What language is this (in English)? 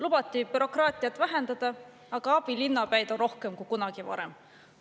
Estonian